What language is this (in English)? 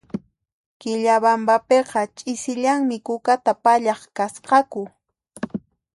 Puno Quechua